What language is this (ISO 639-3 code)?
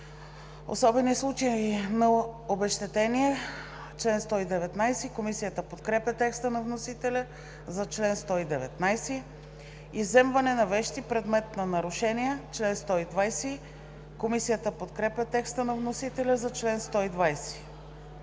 bul